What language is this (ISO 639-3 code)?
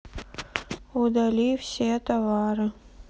rus